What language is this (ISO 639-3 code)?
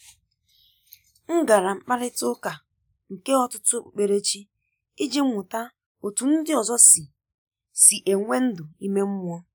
ibo